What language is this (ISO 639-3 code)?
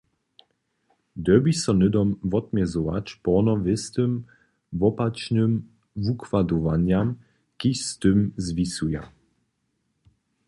hsb